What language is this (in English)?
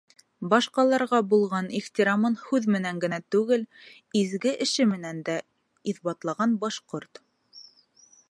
Bashkir